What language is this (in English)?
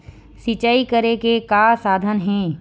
Chhattisgarhi